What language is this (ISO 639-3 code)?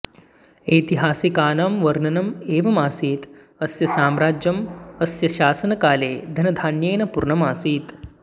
san